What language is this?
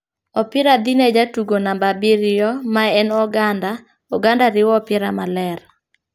Luo (Kenya and Tanzania)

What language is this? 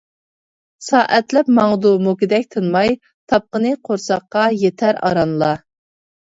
Uyghur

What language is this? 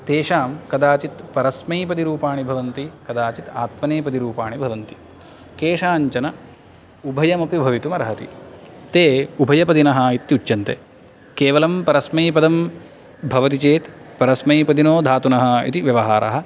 Sanskrit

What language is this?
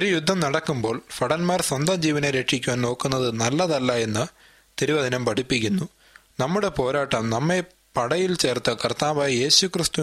Malayalam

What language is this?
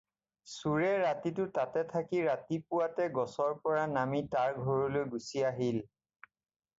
Assamese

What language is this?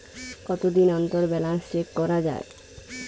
Bangla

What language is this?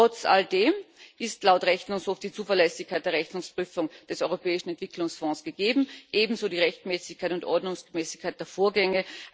German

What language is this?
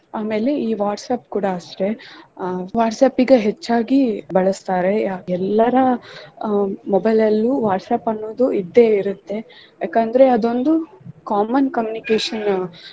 Kannada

